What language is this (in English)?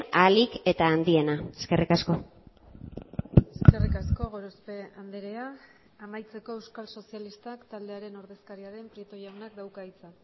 Basque